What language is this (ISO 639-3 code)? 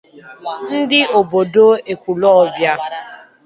ibo